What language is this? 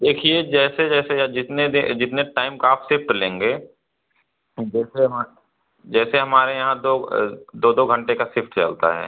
Hindi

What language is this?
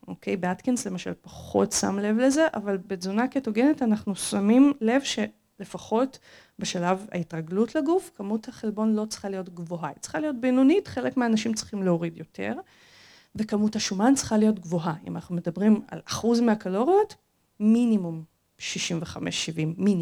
Hebrew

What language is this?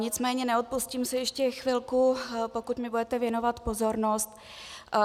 Czech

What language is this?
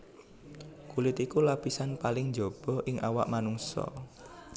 Javanese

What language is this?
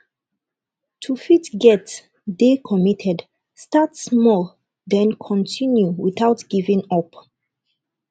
Nigerian Pidgin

